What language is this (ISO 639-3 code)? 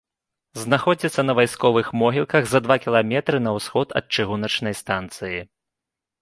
bel